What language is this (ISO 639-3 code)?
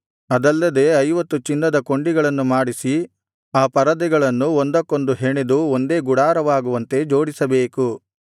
kan